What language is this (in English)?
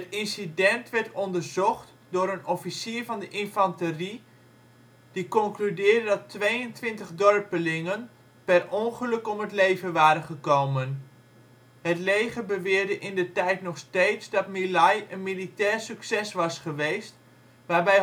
Dutch